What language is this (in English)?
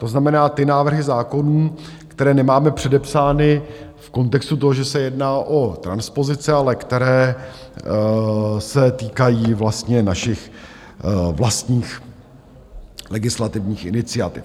Czech